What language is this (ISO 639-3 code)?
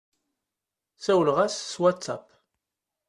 kab